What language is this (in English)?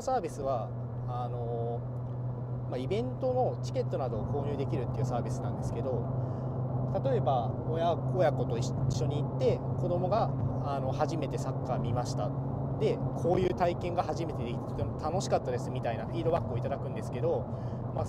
Japanese